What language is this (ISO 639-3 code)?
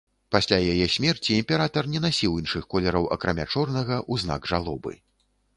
bel